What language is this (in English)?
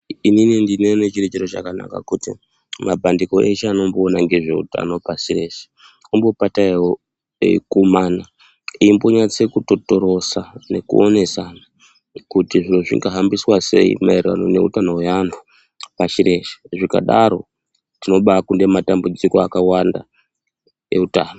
Ndau